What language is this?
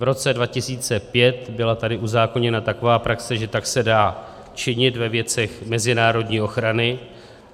Czech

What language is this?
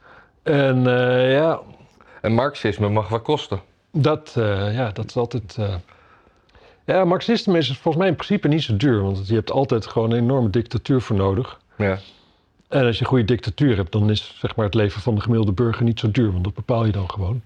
Dutch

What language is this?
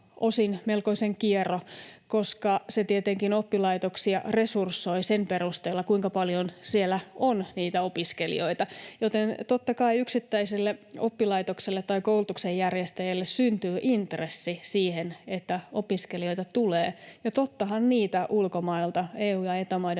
Finnish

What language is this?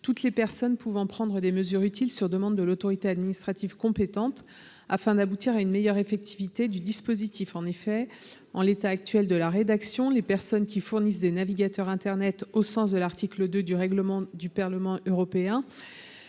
French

